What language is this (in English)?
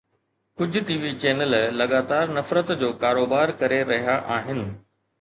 Sindhi